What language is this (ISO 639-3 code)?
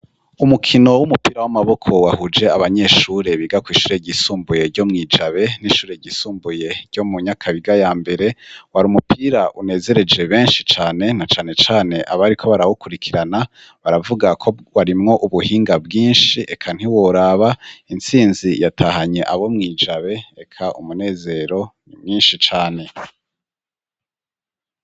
run